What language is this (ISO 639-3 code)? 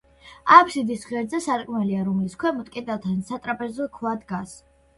kat